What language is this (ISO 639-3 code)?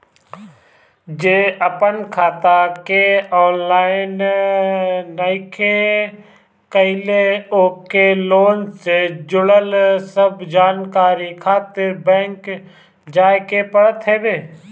bho